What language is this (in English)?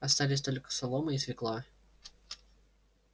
Russian